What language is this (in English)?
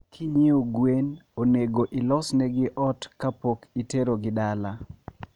Luo (Kenya and Tanzania)